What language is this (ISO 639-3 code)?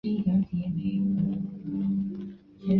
zho